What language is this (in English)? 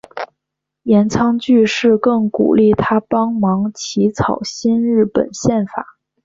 Chinese